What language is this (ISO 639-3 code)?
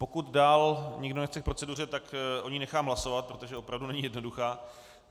ces